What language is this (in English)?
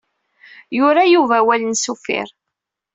Kabyle